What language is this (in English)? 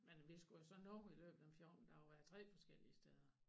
Danish